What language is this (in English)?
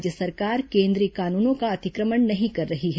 Hindi